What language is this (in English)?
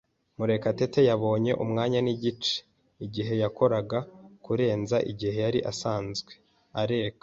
Kinyarwanda